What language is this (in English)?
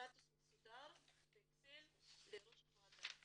Hebrew